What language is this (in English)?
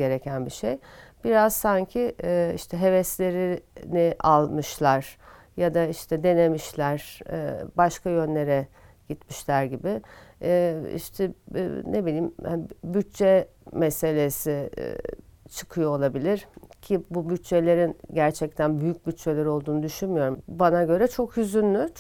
Turkish